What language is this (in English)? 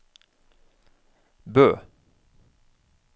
Norwegian